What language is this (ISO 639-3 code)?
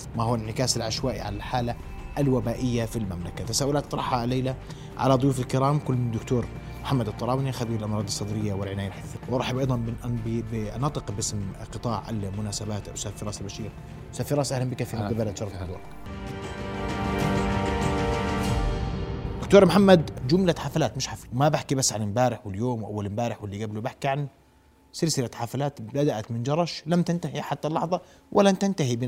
ara